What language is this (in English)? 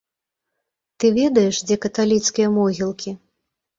Belarusian